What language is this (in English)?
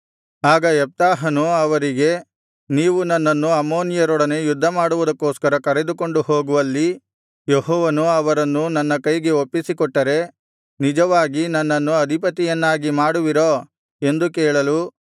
Kannada